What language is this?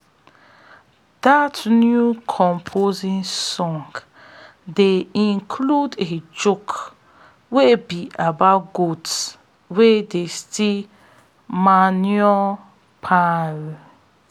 Nigerian Pidgin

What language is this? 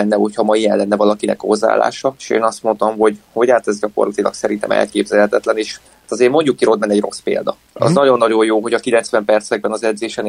Hungarian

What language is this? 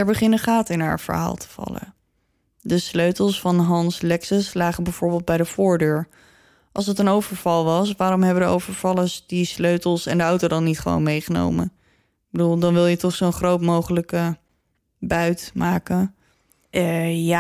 Dutch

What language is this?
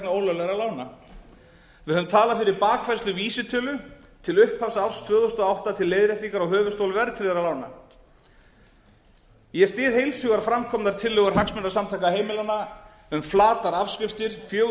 Icelandic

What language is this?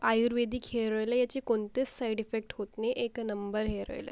Marathi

